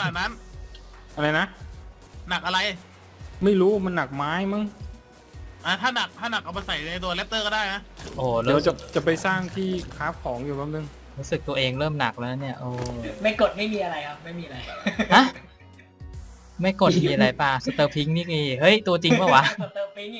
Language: Thai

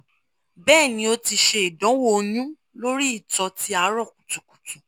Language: Yoruba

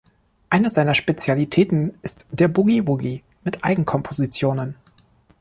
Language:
German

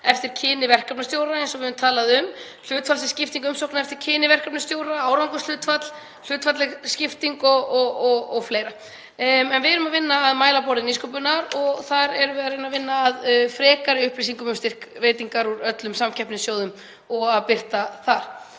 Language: Icelandic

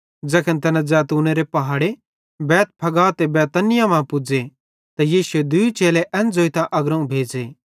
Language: Bhadrawahi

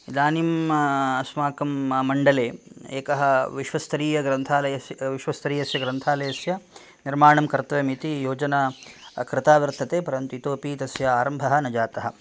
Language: Sanskrit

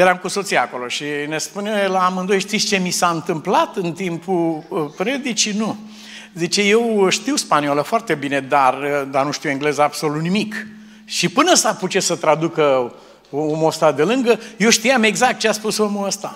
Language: Romanian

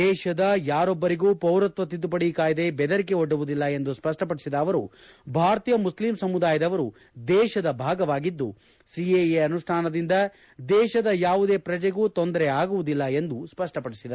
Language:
Kannada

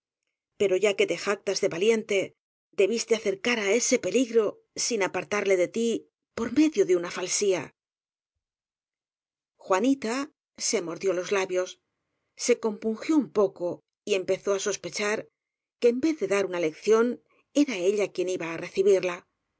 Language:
Spanish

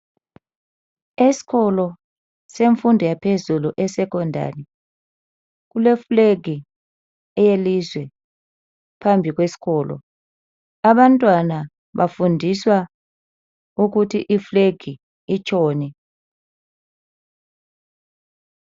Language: North Ndebele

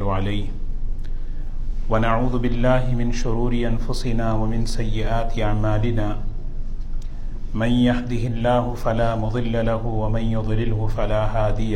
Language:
Urdu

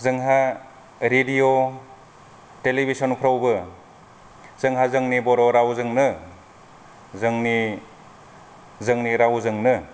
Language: Bodo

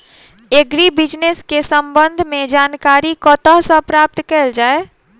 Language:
Maithili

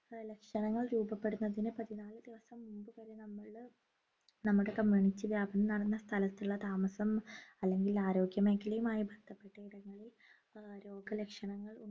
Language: Malayalam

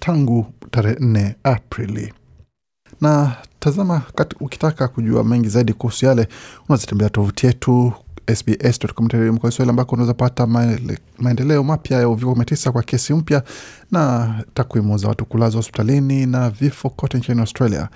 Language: Swahili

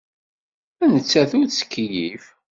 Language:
Kabyle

